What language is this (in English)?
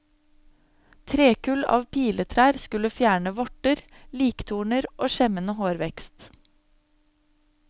Norwegian